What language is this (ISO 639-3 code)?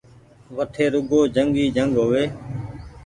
gig